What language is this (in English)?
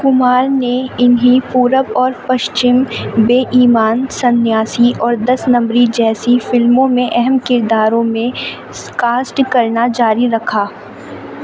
Urdu